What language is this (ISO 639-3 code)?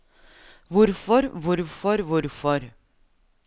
nor